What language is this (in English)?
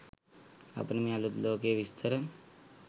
Sinhala